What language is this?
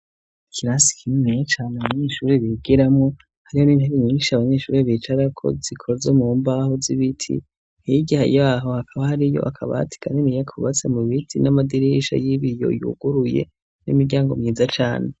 Rundi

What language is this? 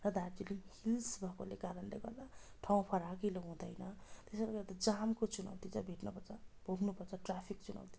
Nepali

